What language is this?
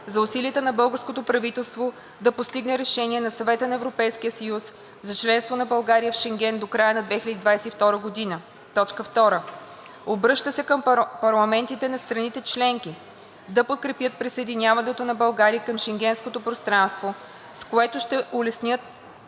Bulgarian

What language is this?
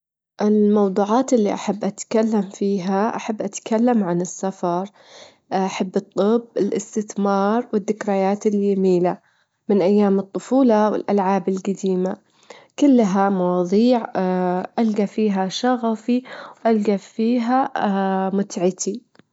Gulf Arabic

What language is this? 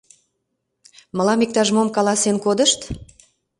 Mari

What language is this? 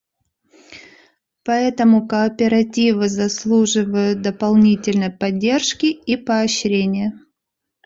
Russian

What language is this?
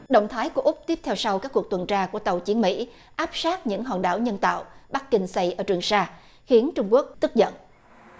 Vietnamese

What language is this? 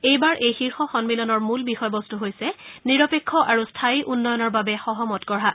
Assamese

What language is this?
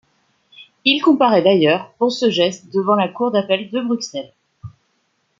French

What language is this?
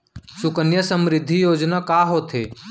Chhattisgarhi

